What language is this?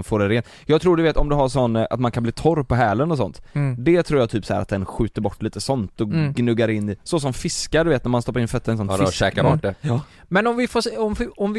Swedish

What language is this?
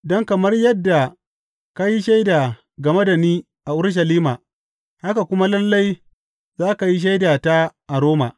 Hausa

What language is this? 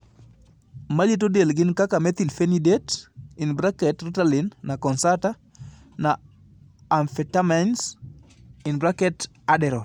Luo (Kenya and Tanzania)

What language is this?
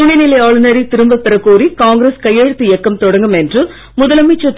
Tamil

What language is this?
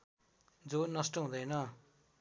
Nepali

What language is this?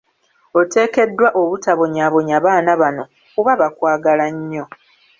Ganda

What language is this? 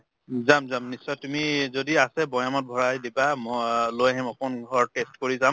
Assamese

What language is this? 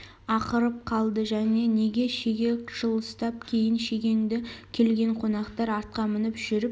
Kazakh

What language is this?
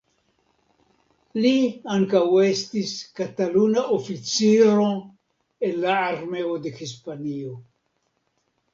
Esperanto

